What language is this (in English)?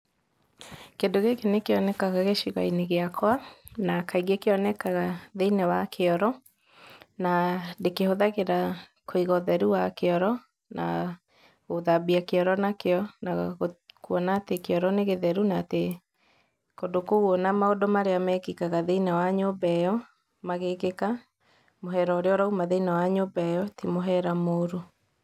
Kikuyu